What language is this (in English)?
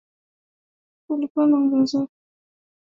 Swahili